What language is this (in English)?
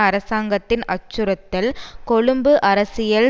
Tamil